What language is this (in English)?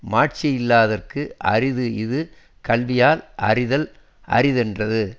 Tamil